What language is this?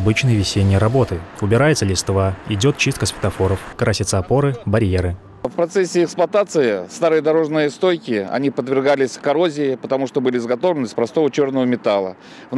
Russian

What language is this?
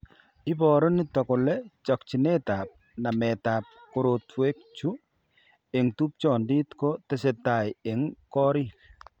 Kalenjin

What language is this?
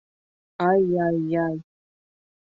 Bashkir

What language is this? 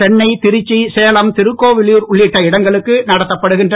Tamil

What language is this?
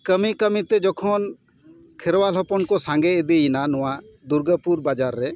Santali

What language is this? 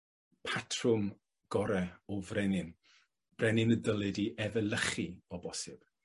Welsh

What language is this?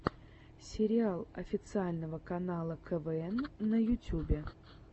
Russian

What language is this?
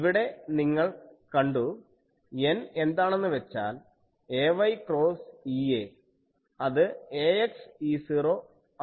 Malayalam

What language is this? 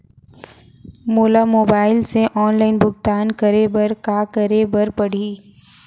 Chhattisgarhi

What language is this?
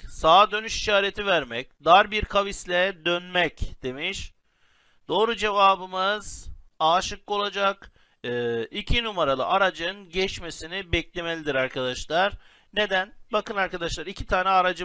Turkish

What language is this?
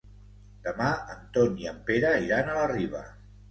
Catalan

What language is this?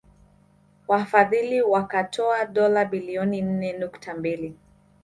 Swahili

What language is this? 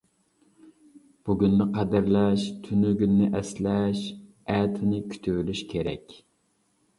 Uyghur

